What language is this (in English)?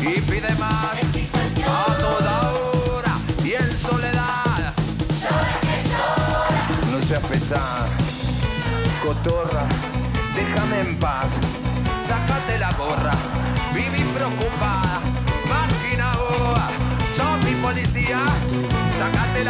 Spanish